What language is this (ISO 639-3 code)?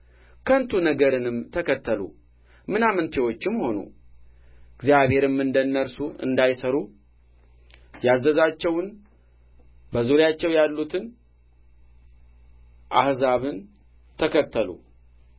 amh